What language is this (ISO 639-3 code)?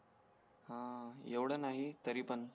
mar